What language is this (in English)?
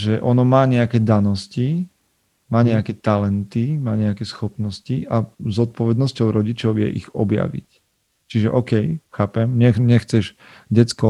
Slovak